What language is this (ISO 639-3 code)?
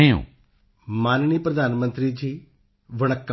pan